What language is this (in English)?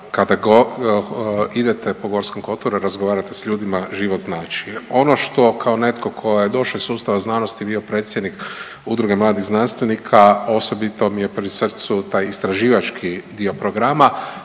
Croatian